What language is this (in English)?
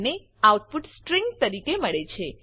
Gujarati